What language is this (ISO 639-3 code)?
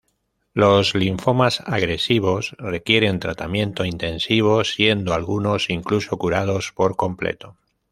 spa